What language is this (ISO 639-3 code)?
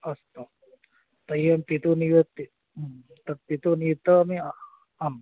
san